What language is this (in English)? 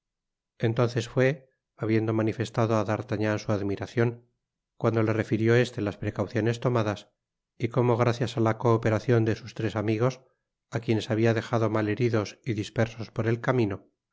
Spanish